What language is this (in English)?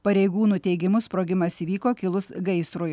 Lithuanian